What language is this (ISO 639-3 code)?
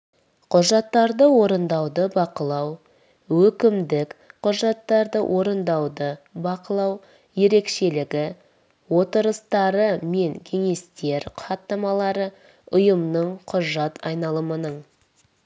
kaz